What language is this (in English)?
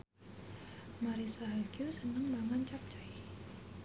Javanese